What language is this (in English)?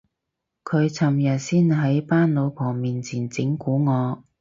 Cantonese